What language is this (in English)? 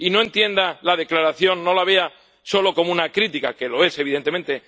Spanish